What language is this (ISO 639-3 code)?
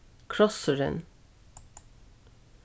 fao